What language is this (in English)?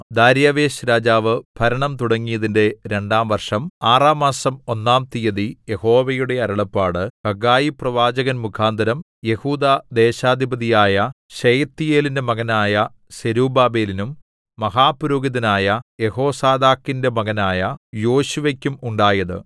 Malayalam